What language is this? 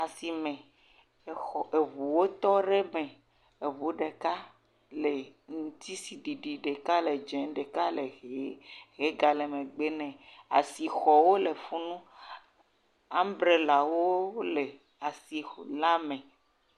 Ewe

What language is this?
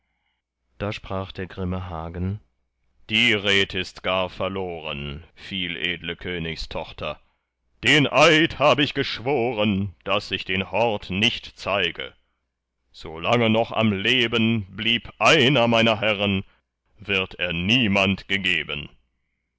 German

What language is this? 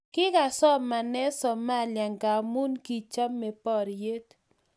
Kalenjin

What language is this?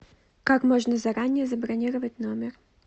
Russian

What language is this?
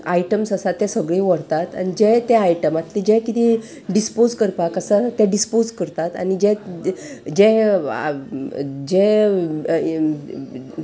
Konkani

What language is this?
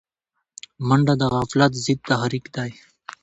Pashto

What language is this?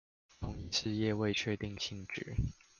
Chinese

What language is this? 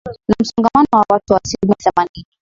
Swahili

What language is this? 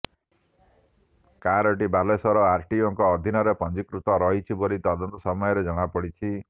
Odia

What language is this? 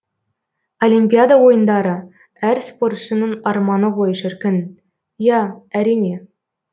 Kazakh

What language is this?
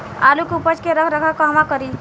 Bhojpuri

